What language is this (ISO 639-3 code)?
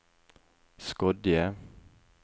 nor